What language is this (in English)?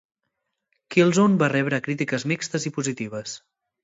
Catalan